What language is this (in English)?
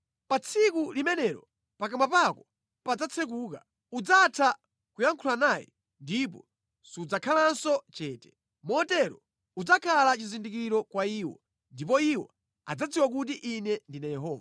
Nyanja